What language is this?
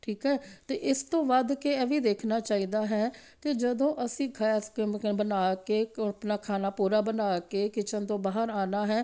Punjabi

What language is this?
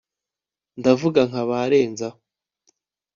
Kinyarwanda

